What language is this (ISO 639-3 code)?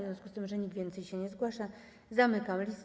pol